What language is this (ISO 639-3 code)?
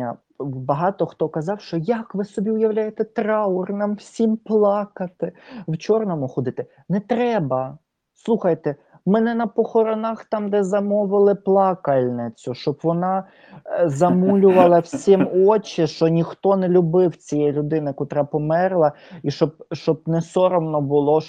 ukr